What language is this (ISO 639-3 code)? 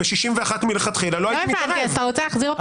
heb